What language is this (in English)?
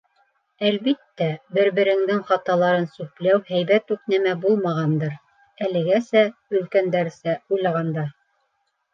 Bashkir